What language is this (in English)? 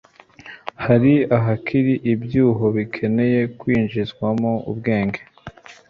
Kinyarwanda